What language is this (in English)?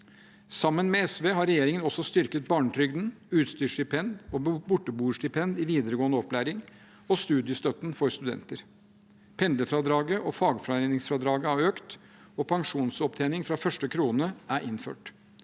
Norwegian